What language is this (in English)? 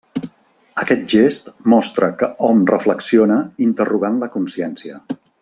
Catalan